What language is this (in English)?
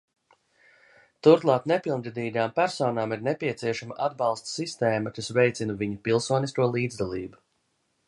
Latvian